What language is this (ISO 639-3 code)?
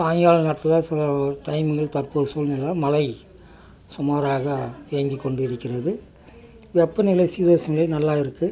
tam